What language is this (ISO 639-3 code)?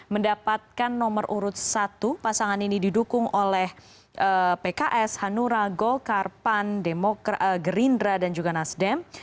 ind